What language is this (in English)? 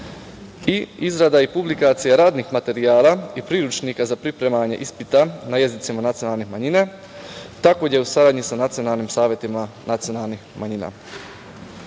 Serbian